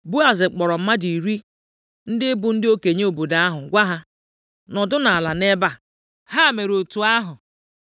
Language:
Igbo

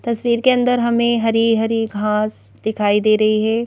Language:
Hindi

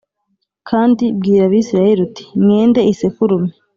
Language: Kinyarwanda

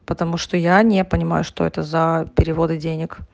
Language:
Russian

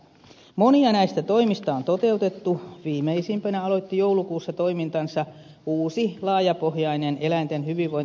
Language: Finnish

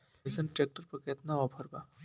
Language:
Bhojpuri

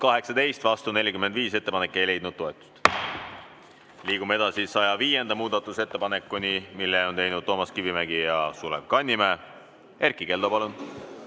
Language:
Estonian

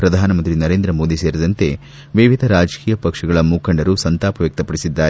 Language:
Kannada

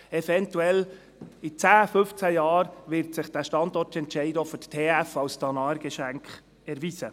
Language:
Swiss German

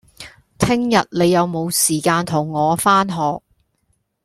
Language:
Cantonese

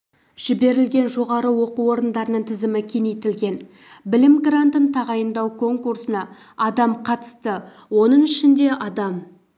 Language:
Kazakh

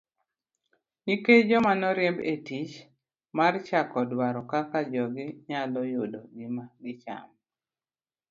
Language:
Luo (Kenya and Tanzania)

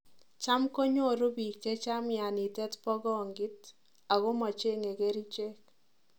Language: Kalenjin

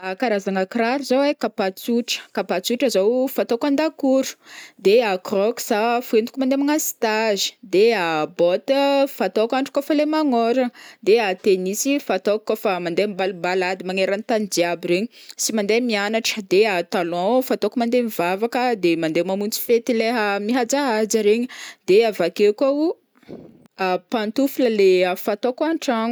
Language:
Northern Betsimisaraka Malagasy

